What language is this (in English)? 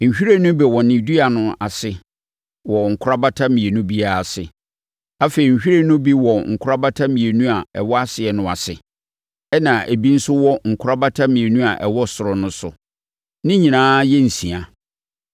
Akan